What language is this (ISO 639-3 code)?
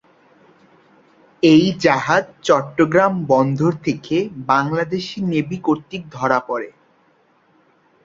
ben